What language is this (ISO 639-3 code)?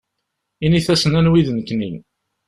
kab